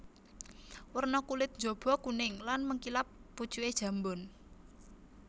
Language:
Javanese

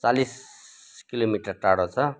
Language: Nepali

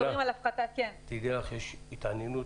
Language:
Hebrew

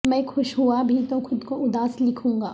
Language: Urdu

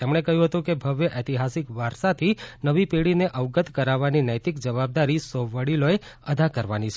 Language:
Gujarati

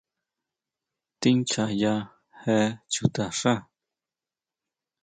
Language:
Huautla Mazatec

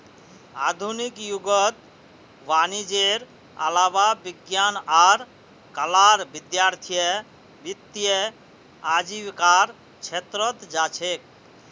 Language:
Magahi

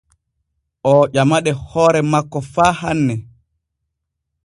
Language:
Borgu Fulfulde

